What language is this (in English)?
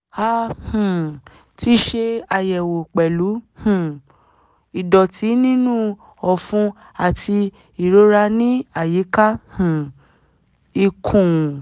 Yoruba